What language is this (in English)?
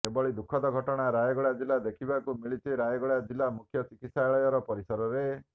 Odia